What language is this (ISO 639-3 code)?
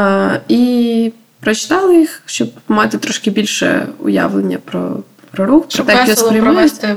ukr